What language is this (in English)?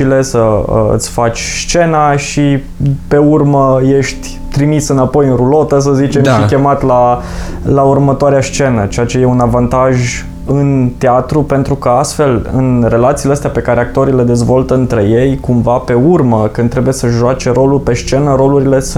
Romanian